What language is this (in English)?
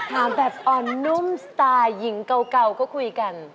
Thai